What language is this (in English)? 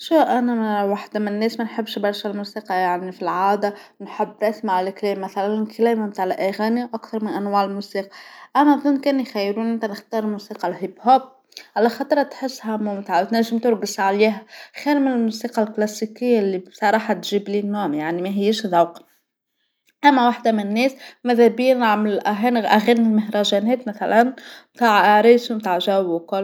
Tunisian Arabic